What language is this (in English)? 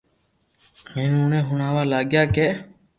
Loarki